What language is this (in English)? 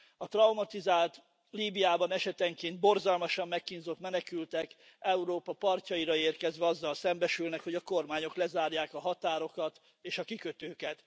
Hungarian